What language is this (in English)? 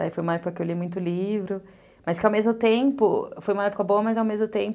Portuguese